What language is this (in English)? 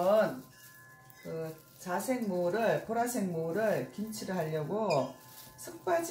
Korean